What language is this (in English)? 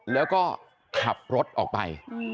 Thai